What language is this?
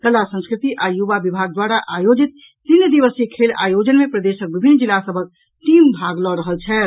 Maithili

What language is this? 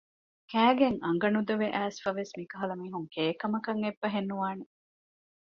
Divehi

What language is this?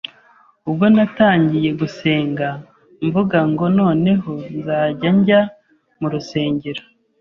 Kinyarwanda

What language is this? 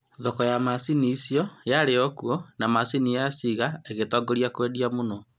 Kikuyu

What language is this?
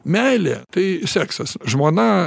Lithuanian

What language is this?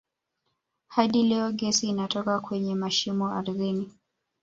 Swahili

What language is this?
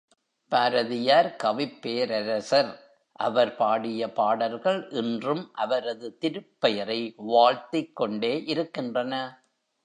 Tamil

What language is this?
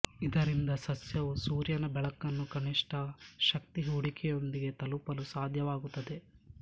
Kannada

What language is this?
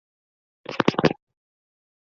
Chinese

